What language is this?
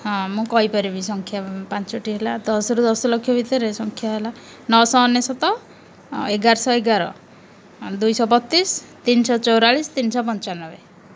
Odia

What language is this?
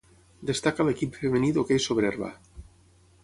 Catalan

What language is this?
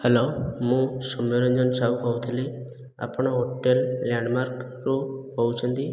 Odia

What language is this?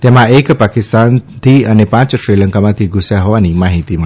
Gujarati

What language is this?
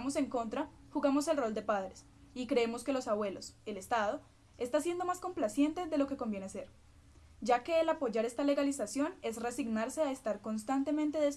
Spanish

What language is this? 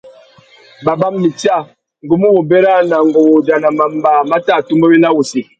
Tuki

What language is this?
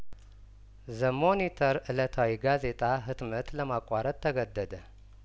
Amharic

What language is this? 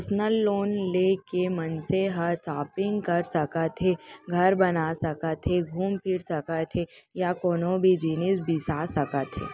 Chhattisgarhi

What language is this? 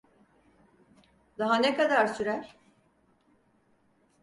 Turkish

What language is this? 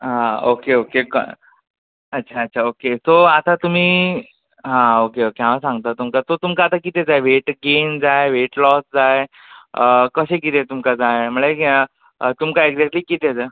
Konkani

